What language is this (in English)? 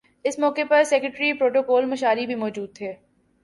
Urdu